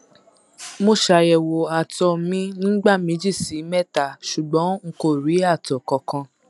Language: Yoruba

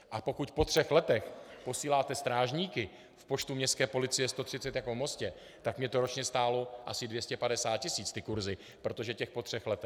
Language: Czech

